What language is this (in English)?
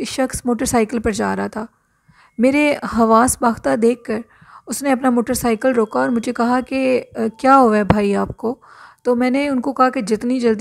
Hindi